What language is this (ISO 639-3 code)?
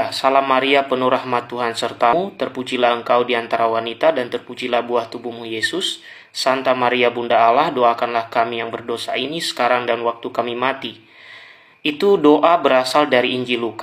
ind